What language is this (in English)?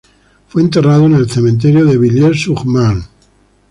Spanish